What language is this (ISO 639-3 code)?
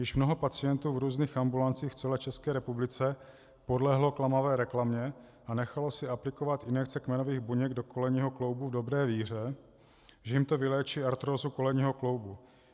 ces